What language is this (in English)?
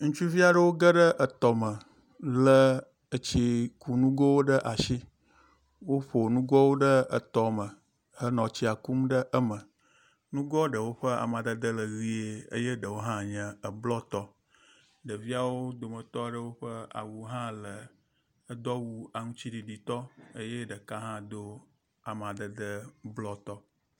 Ewe